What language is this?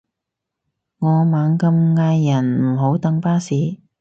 Cantonese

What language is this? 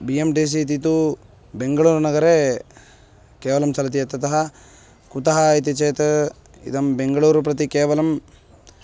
Sanskrit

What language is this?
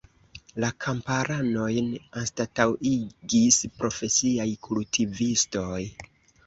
Esperanto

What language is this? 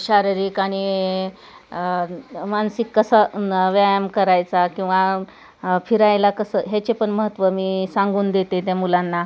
Marathi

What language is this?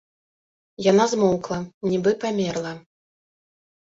Belarusian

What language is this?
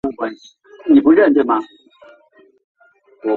Chinese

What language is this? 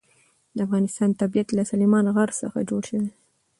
Pashto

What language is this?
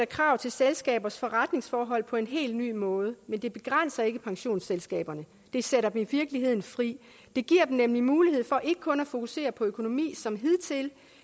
Danish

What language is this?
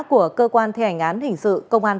Vietnamese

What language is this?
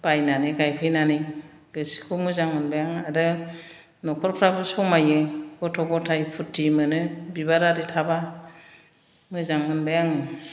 Bodo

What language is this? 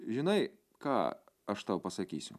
Lithuanian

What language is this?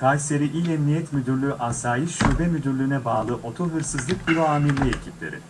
Turkish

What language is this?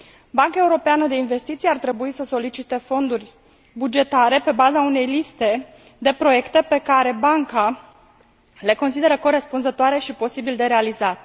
Romanian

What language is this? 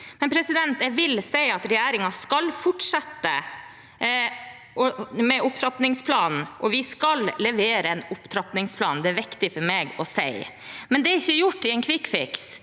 Norwegian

